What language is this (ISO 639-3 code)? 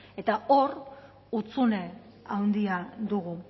eus